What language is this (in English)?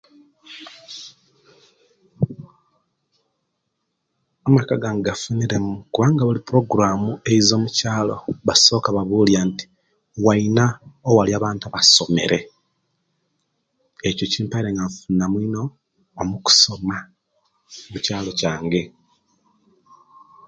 Kenyi